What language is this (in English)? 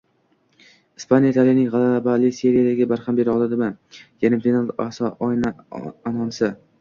Uzbek